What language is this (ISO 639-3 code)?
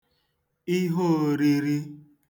ibo